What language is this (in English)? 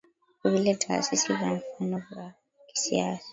Swahili